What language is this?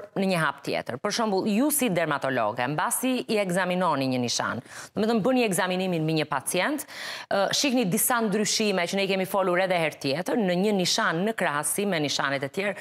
Romanian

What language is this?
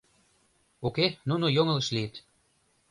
Mari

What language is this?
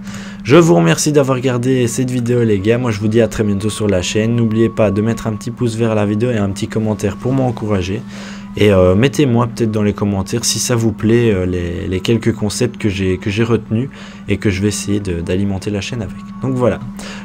French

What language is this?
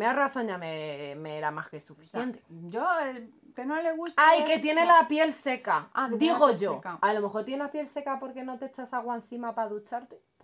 Spanish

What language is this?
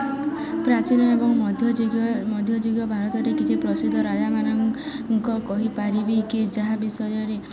Odia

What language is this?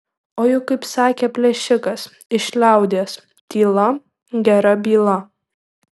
Lithuanian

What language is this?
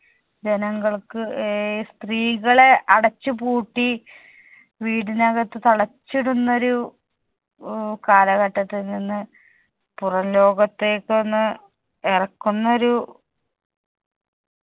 Malayalam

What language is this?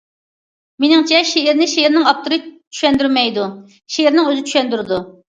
Uyghur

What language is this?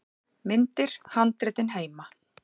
Icelandic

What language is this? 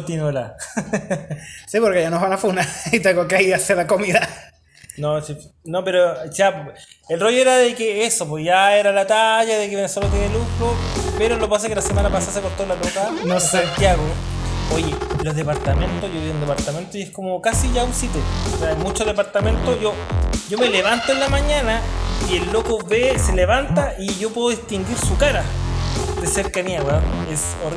Spanish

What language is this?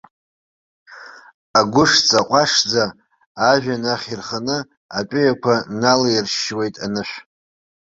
Abkhazian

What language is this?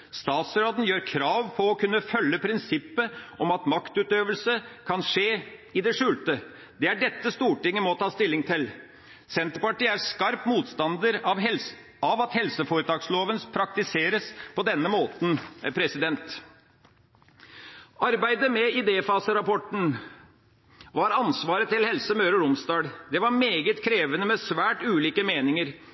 Norwegian Bokmål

